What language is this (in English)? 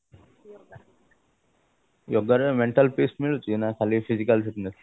Odia